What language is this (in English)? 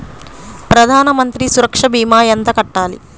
Telugu